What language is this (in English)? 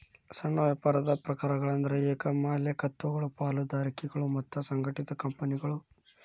Kannada